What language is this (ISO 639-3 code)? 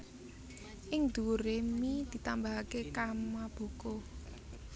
jav